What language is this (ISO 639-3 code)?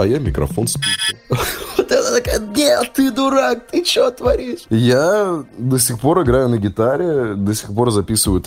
rus